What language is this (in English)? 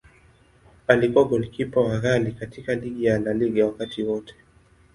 Swahili